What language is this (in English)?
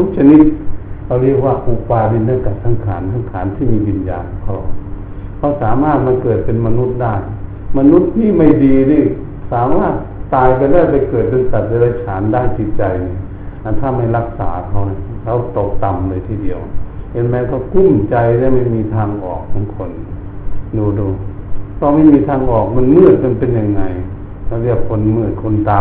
Thai